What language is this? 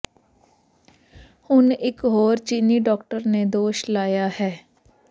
Punjabi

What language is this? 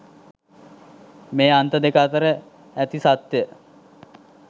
Sinhala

